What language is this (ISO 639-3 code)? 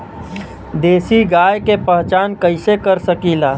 bho